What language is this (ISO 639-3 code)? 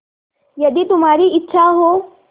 hin